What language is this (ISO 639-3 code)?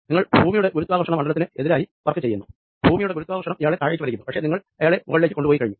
mal